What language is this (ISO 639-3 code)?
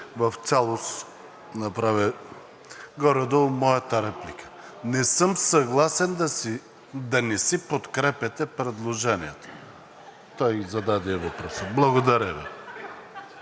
bul